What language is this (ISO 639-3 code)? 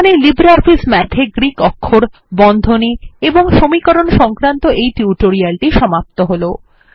ben